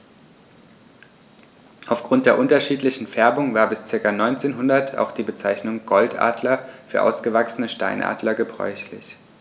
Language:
German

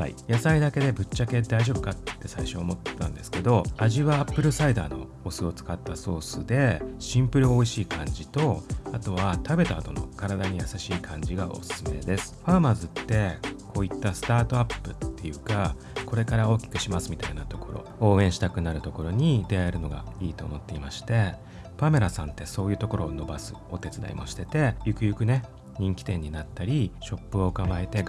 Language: Japanese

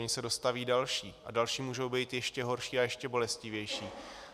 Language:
Czech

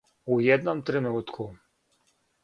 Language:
Serbian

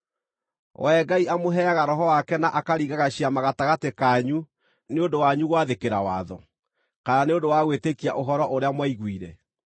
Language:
Kikuyu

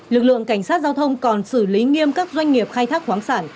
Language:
Vietnamese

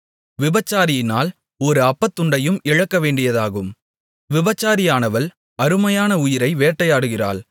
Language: Tamil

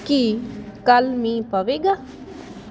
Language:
Punjabi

